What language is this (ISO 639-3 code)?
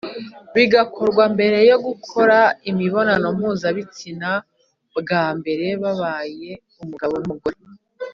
kin